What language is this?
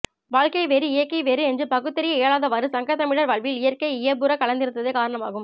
Tamil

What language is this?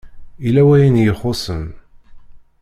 Kabyle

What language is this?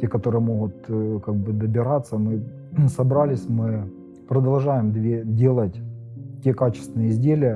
Russian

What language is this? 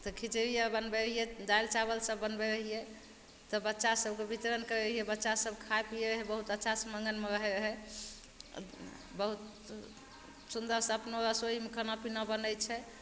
Maithili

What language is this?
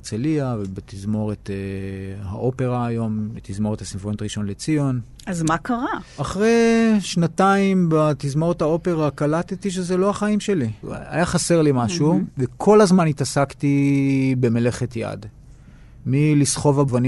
Hebrew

